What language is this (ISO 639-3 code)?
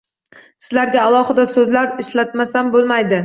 uzb